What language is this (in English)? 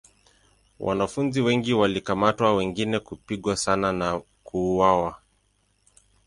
Swahili